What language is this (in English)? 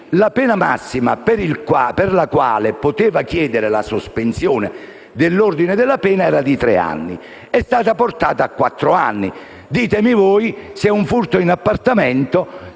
Italian